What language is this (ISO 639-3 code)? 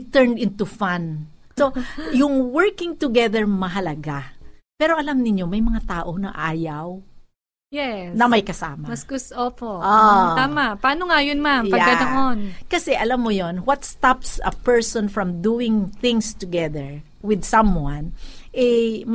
fil